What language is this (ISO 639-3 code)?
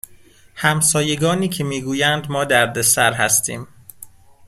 fas